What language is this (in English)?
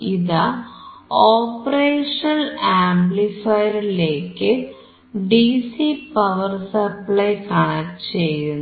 Malayalam